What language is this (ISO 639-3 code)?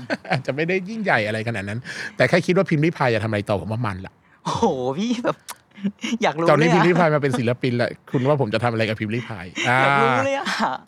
tha